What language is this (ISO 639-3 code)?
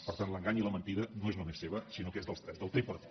cat